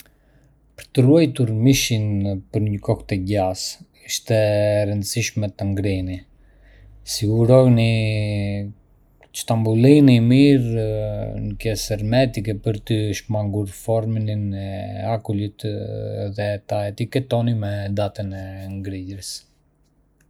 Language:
Arbëreshë Albanian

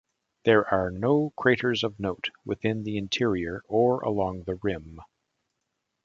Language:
English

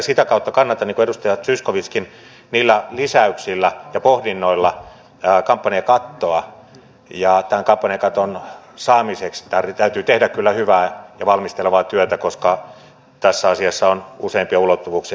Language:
Finnish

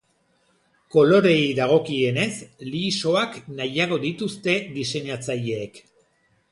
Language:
Basque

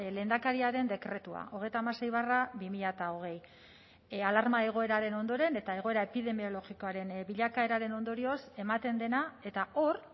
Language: Basque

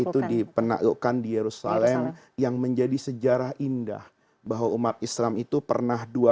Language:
Indonesian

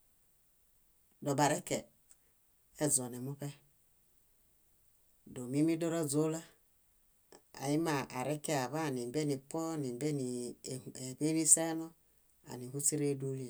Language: Bayot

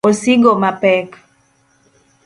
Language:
Luo (Kenya and Tanzania)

